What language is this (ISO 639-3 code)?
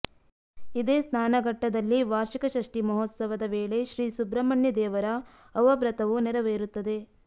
kan